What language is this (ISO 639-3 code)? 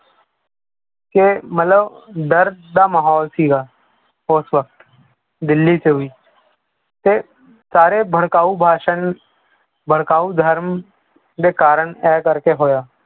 pan